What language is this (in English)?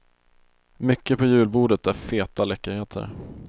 Swedish